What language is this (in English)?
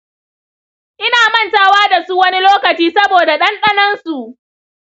Hausa